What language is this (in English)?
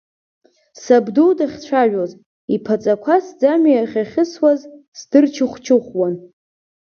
Abkhazian